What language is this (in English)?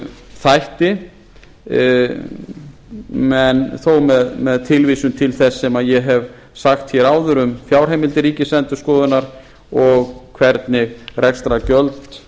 Icelandic